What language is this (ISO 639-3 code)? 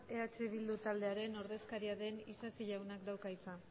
eus